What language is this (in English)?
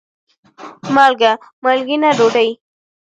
Pashto